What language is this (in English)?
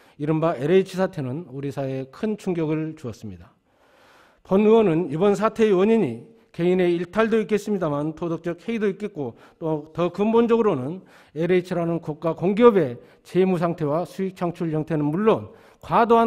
Korean